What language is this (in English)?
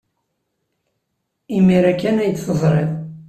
Kabyle